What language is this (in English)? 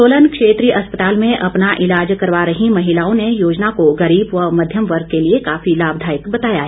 Hindi